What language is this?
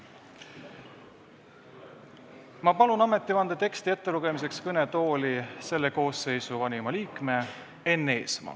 Estonian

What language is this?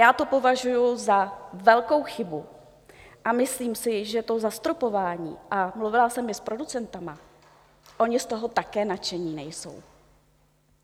Czech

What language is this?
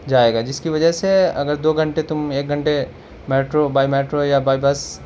Urdu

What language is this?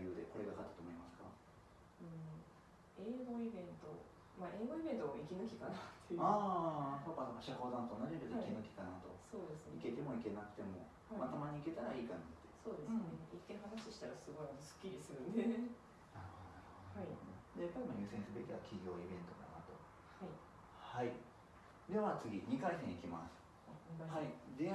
Japanese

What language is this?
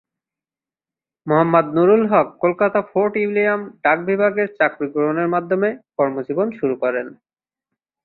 Bangla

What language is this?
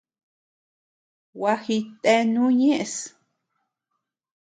Tepeuxila Cuicatec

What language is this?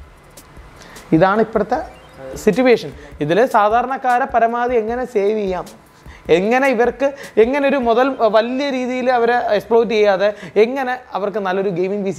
Arabic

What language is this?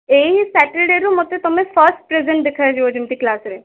Odia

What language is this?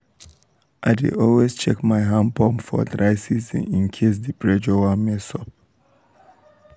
Nigerian Pidgin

